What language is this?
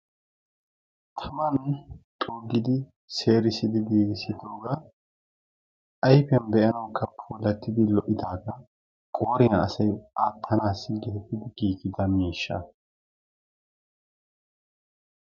Wolaytta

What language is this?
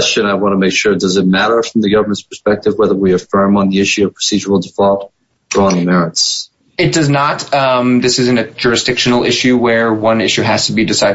English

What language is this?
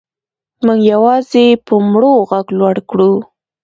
Pashto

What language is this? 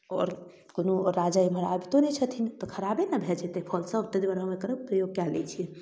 Maithili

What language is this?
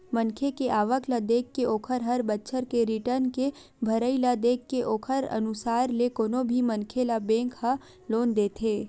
Chhattisgarhi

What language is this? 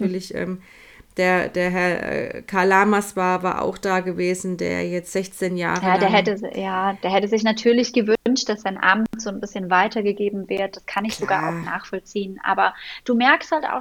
German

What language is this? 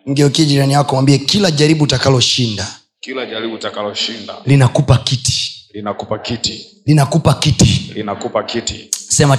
Swahili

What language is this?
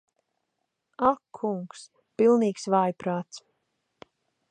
Latvian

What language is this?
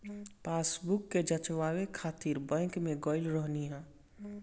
Bhojpuri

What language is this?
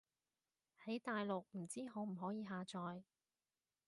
Cantonese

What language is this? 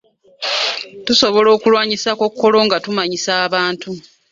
Ganda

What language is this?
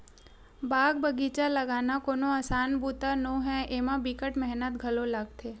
Chhattisgarhi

